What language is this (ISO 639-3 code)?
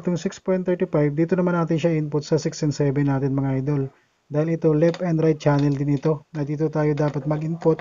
fil